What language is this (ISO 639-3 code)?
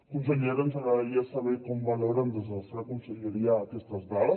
cat